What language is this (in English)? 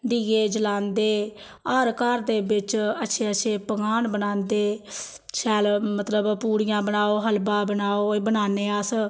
Dogri